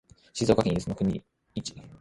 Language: Japanese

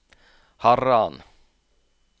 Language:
Norwegian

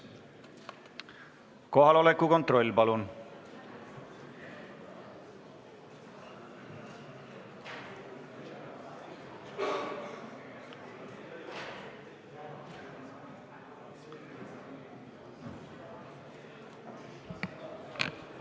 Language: Estonian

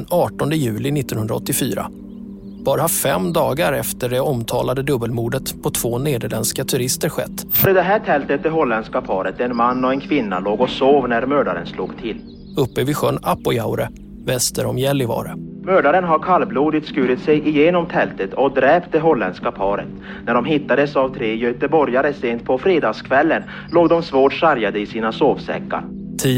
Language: Swedish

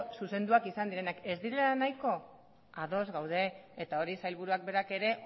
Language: Basque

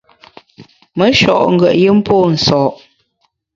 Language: Bamun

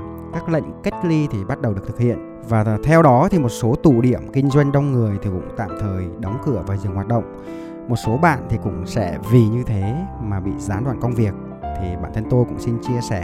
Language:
Vietnamese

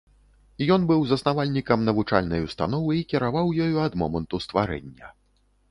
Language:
Belarusian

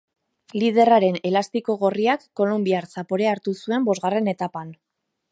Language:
Basque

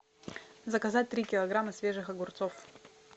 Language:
Russian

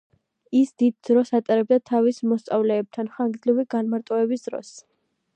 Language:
Georgian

